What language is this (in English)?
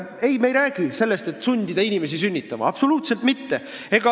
Estonian